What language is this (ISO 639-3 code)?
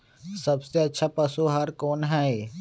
mag